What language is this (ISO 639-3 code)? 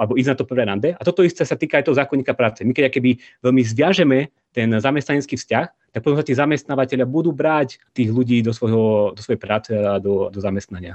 slk